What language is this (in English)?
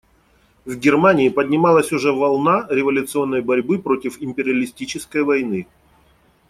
Russian